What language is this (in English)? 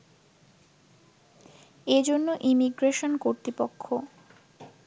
Bangla